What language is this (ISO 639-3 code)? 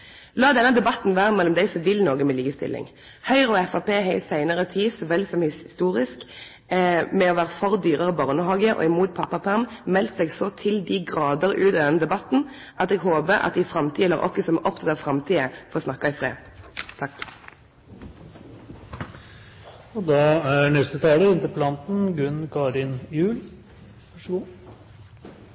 nno